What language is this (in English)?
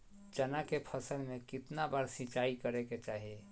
Magahi